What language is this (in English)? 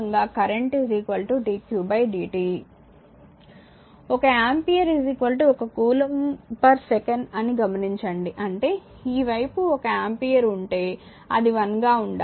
Telugu